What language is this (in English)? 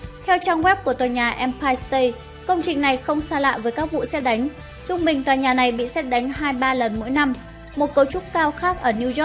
Vietnamese